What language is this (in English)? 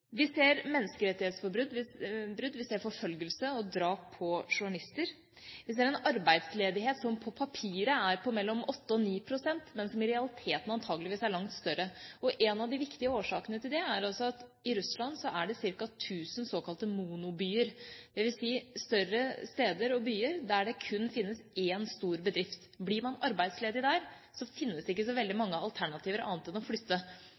Norwegian Bokmål